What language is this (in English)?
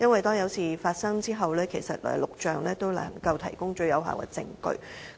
Cantonese